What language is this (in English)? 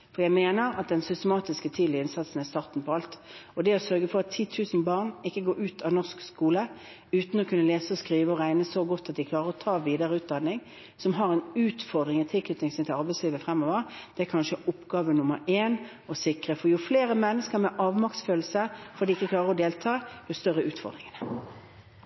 Norwegian Bokmål